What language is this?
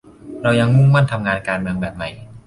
Thai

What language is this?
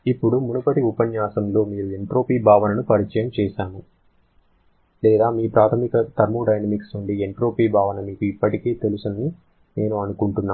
Telugu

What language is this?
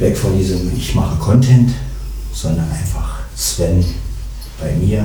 German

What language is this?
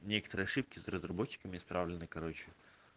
Russian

